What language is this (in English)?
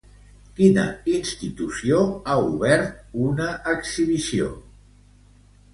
Catalan